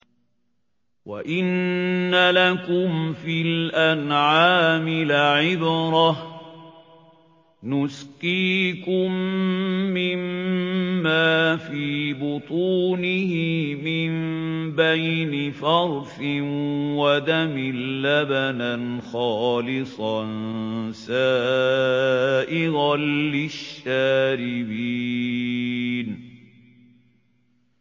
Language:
Arabic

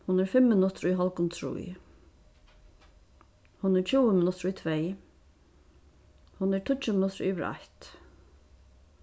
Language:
Faroese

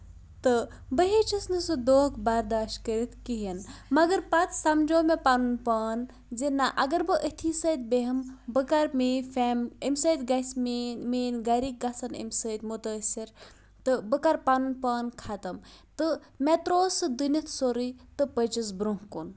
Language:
Kashmiri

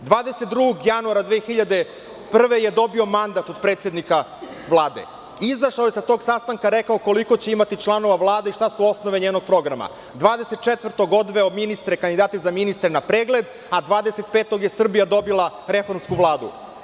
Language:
Serbian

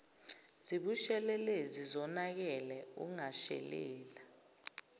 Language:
Zulu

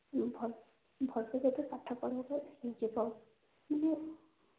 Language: Odia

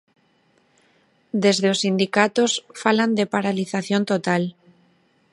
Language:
Galician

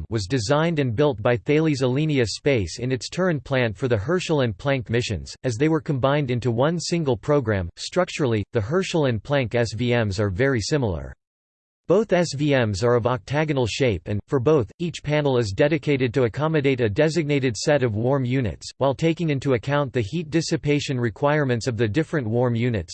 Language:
English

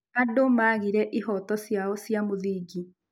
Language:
Kikuyu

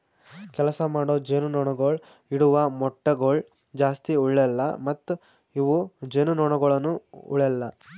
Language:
Kannada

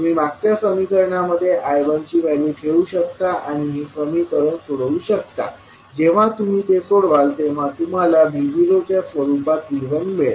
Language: Marathi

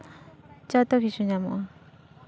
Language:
Santali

